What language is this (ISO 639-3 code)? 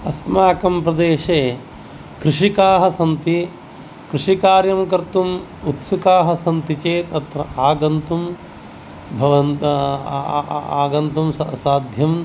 san